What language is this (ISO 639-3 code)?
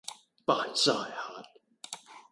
yue